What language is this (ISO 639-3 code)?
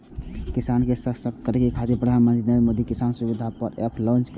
mai